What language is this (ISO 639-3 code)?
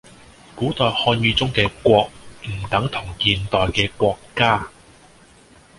yue